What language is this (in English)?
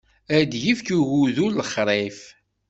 Kabyle